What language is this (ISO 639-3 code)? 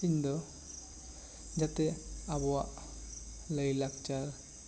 sat